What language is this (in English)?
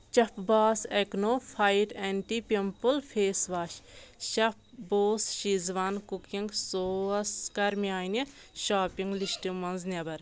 Kashmiri